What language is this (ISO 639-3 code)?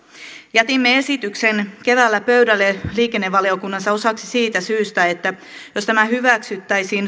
fin